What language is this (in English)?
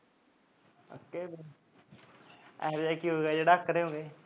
Punjabi